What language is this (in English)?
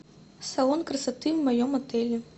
Russian